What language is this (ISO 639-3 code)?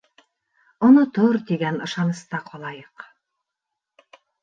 bak